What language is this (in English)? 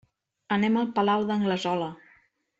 Catalan